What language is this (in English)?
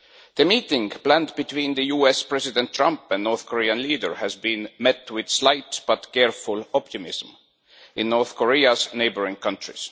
English